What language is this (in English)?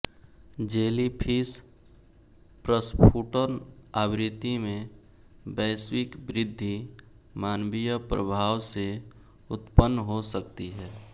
Hindi